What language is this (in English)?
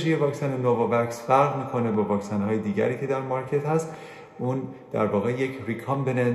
Persian